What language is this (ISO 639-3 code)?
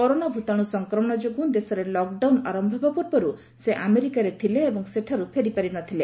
ori